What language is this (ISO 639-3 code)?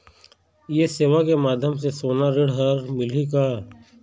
hne